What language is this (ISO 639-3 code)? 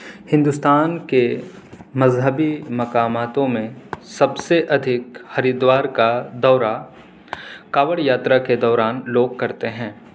urd